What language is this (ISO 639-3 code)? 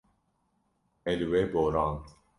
kur